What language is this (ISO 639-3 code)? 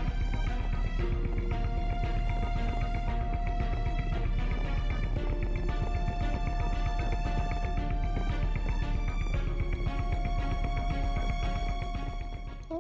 kor